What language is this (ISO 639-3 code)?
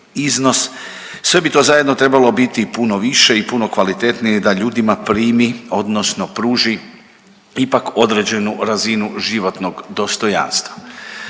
hrv